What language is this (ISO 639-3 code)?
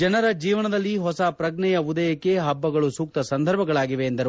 kan